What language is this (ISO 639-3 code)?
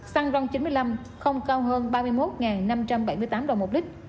vie